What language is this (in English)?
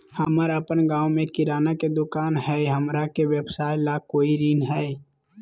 Magahi